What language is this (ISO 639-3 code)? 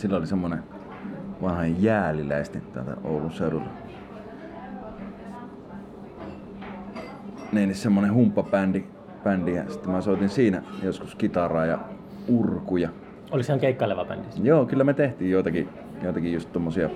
fin